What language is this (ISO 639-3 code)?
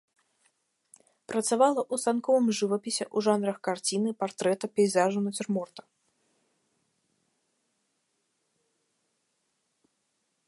bel